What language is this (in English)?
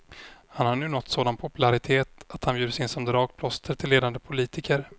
Swedish